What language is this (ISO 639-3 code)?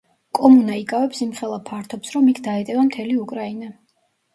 kat